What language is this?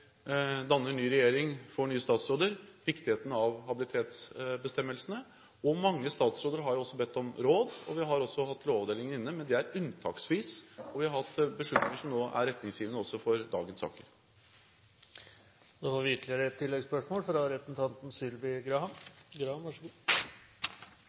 Norwegian Bokmål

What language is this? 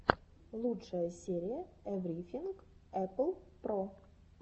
Russian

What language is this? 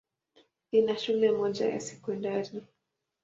Swahili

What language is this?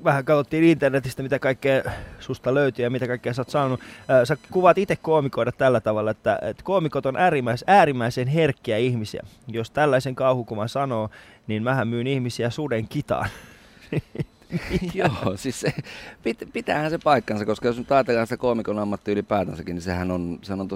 Finnish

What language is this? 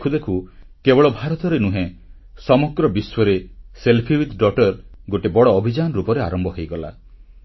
Odia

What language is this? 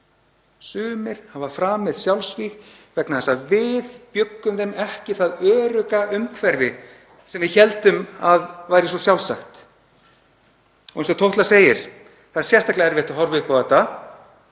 Icelandic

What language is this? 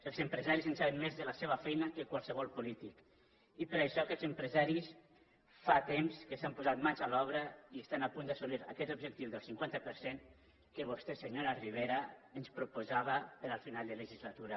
Catalan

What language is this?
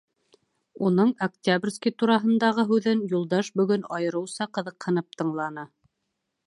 Bashkir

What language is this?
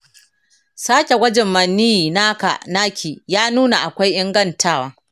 Hausa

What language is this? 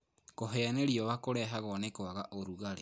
Kikuyu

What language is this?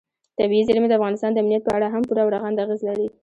Pashto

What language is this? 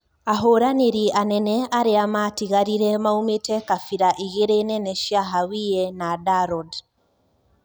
Kikuyu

